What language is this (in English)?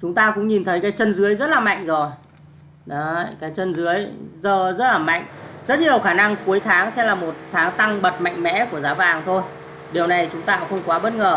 Vietnamese